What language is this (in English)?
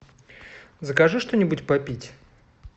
Russian